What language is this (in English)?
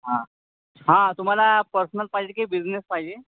Marathi